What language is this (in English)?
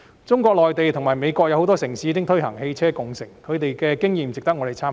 Cantonese